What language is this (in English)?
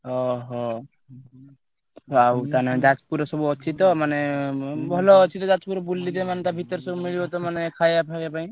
Odia